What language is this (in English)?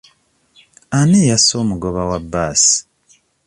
Ganda